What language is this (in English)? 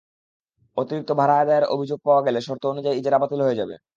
Bangla